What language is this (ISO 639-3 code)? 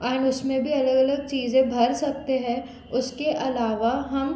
hin